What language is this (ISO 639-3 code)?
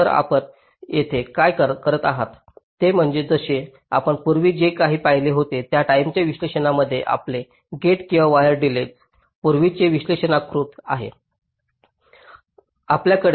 mar